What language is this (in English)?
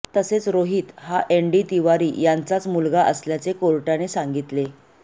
Marathi